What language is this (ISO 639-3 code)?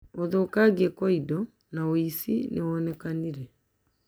kik